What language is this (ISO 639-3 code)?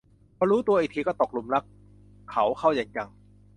tha